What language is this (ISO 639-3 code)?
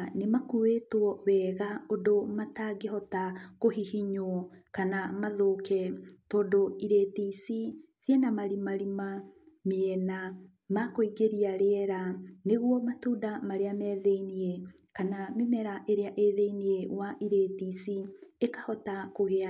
kik